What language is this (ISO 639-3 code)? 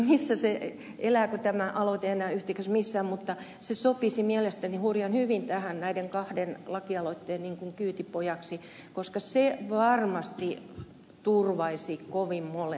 fin